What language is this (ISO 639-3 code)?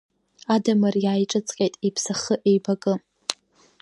abk